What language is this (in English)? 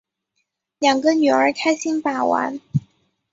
Chinese